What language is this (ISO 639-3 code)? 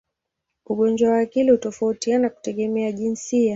swa